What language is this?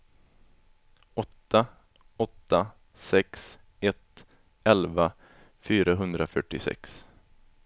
Swedish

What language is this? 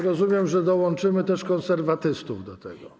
Polish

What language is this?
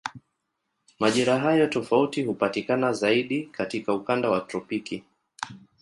Swahili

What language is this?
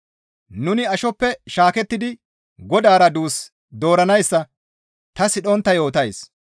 Gamo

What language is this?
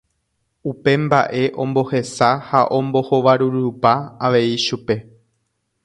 Guarani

